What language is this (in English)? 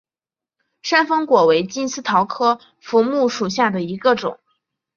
Chinese